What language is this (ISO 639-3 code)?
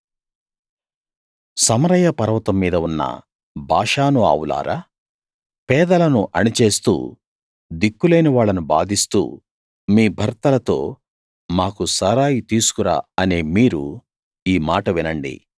tel